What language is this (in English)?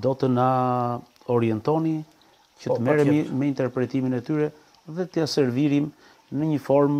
Romanian